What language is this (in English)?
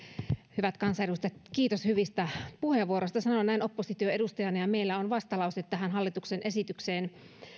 Finnish